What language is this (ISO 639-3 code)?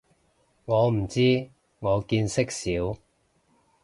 yue